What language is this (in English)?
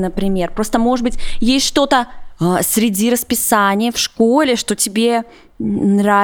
Russian